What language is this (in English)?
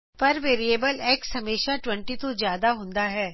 Punjabi